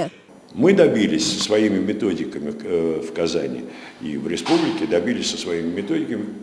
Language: Russian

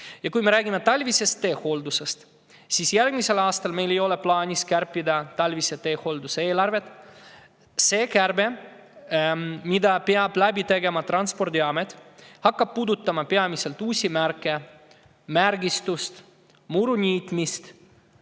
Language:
Estonian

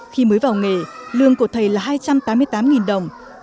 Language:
Vietnamese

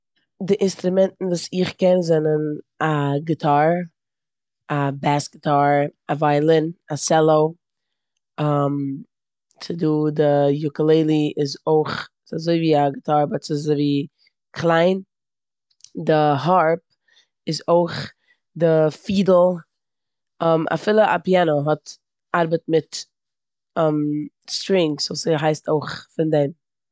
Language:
Yiddish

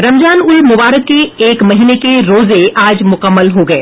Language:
Hindi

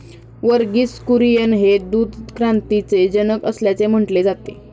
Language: Marathi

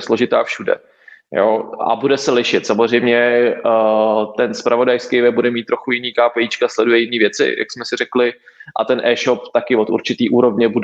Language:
Czech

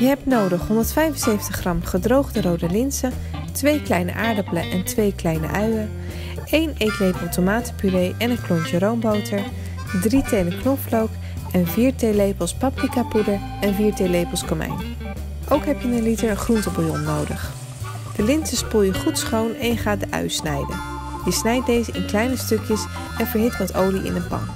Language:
Dutch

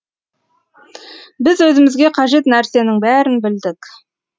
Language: Kazakh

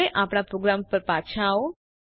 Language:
Gujarati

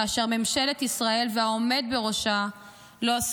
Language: Hebrew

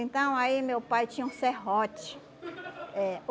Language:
Portuguese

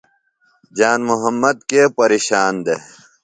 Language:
Phalura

